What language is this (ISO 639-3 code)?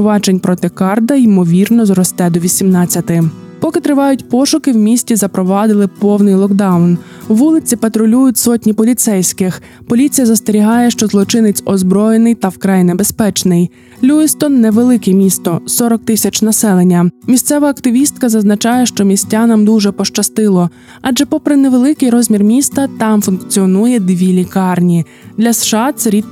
ukr